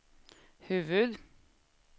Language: Swedish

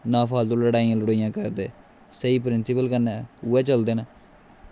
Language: Dogri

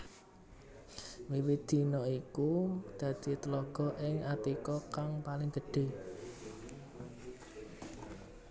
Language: Javanese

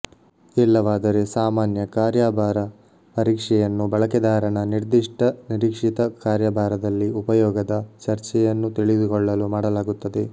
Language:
Kannada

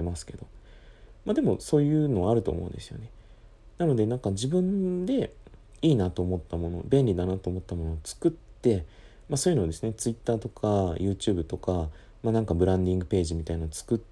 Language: Japanese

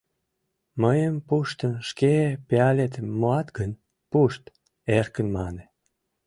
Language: Mari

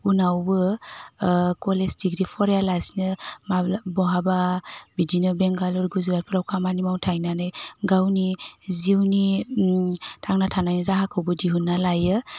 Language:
Bodo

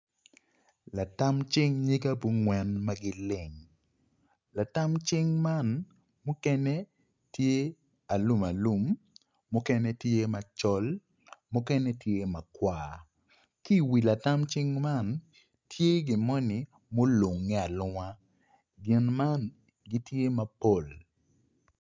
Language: Acoli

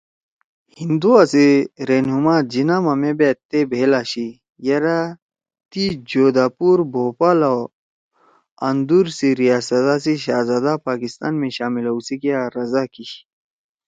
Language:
Torwali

